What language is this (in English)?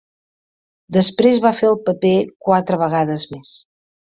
Catalan